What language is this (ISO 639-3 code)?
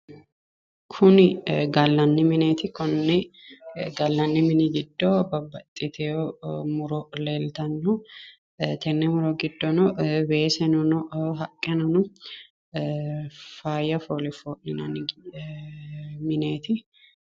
sid